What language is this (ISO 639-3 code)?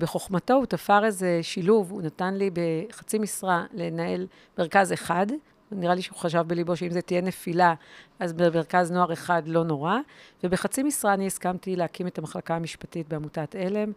heb